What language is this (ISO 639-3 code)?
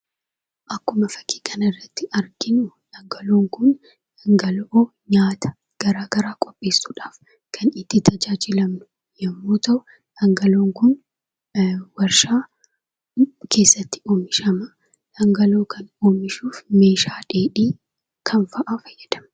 orm